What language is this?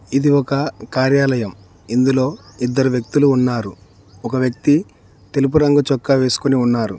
Telugu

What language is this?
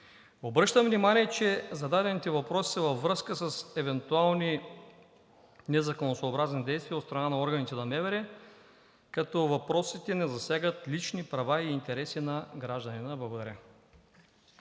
Bulgarian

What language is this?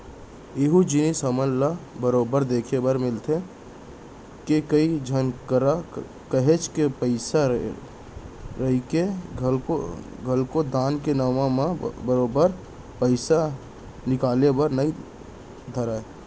Chhattisgarhi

